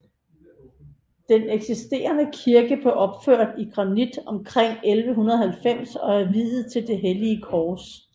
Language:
Danish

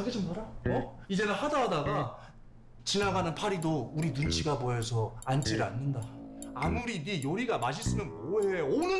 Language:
Korean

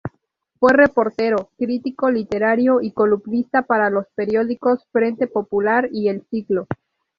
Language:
Spanish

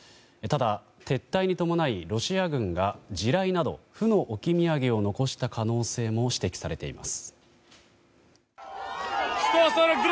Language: Japanese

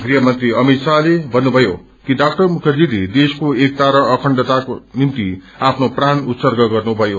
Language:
Nepali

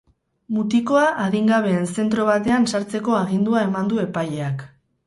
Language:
Basque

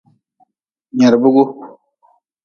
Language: Nawdm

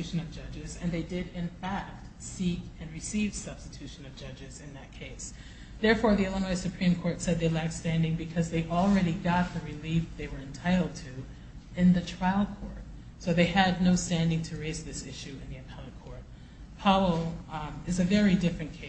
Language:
English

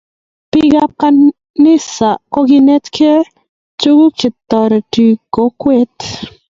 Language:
Kalenjin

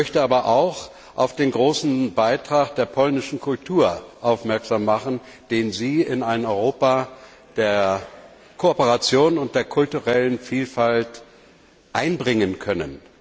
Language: German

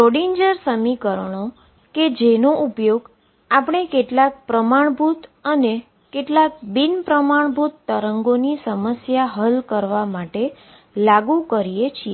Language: Gujarati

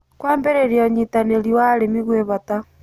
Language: Kikuyu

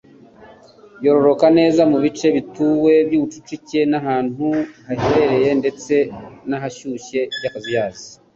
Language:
Kinyarwanda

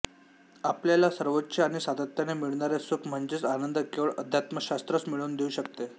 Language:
Marathi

